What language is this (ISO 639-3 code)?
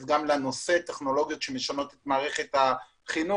heb